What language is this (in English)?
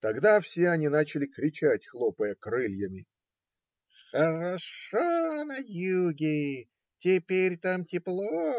Russian